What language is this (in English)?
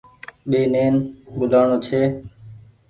Goaria